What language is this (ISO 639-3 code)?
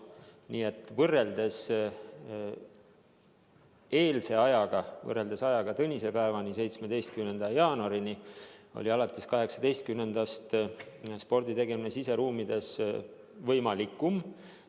est